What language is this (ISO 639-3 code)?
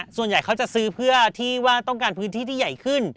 tha